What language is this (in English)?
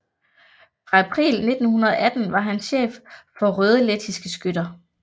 Danish